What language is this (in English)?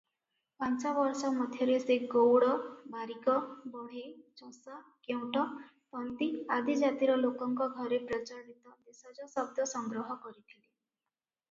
Odia